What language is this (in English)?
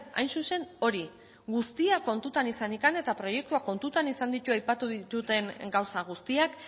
Basque